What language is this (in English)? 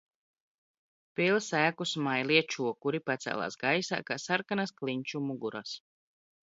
Latvian